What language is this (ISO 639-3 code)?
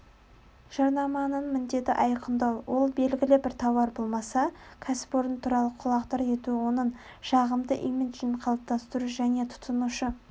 kaz